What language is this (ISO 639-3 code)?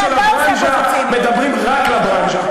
heb